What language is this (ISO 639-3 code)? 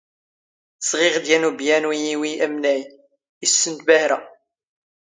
zgh